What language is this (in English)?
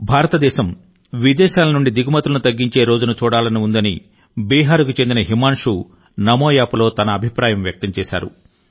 Telugu